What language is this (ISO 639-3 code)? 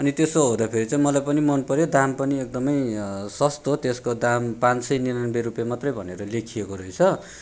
nep